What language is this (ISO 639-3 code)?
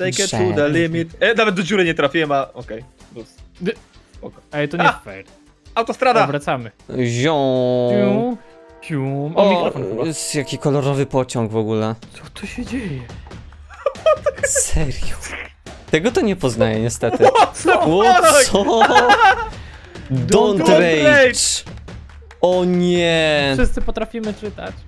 pol